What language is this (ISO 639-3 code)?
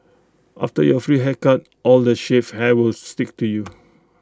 eng